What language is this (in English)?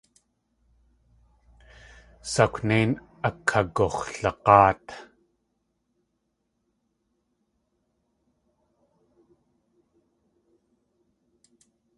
Tlingit